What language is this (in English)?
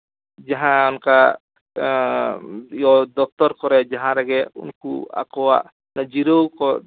Santali